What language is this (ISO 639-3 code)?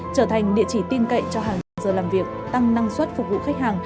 vie